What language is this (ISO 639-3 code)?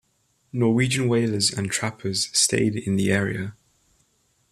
eng